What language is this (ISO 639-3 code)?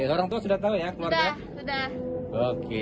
ind